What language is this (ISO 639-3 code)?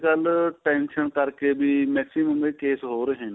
pan